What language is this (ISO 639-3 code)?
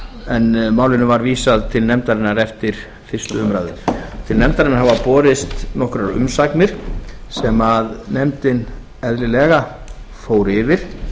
isl